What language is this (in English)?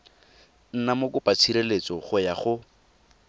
Tswana